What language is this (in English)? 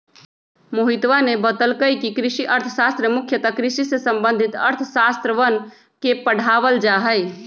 Magahi